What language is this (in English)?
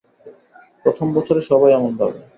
Bangla